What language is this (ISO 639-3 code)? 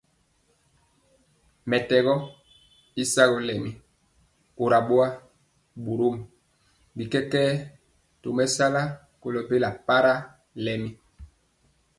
mcx